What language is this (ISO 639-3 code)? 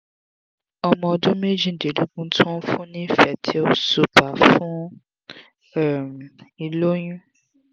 yor